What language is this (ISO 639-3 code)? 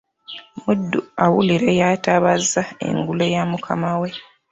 lug